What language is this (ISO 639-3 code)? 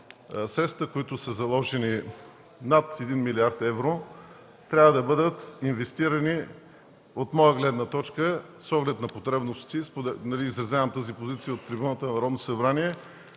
bul